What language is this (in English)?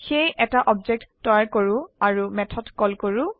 Assamese